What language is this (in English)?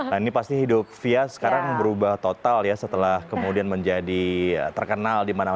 Indonesian